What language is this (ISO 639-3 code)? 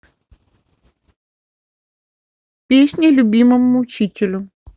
rus